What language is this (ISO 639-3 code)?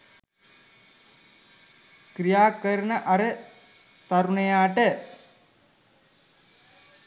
sin